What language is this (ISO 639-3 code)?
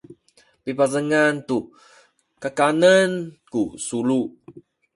szy